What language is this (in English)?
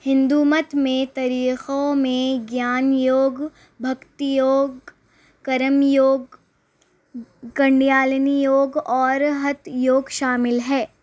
Urdu